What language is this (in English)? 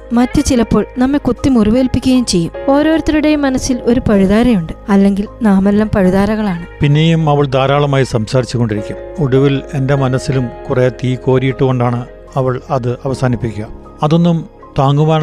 Malayalam